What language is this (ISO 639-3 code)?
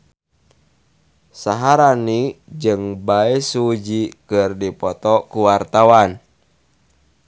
sun